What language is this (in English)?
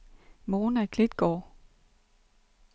Danish